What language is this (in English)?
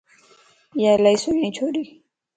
Lasi